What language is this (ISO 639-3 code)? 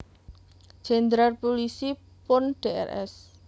jav